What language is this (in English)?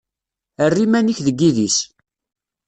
Kabyle